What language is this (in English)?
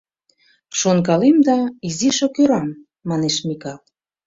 Mari